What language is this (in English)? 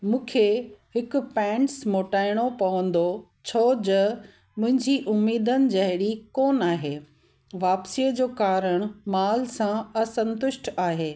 Sindhi